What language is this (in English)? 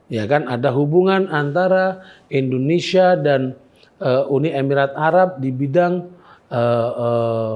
Indonesian